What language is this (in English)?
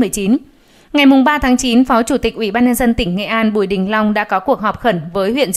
Vietnamese